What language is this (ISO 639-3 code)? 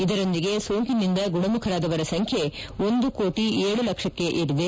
kan